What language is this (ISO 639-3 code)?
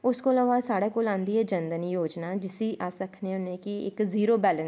doi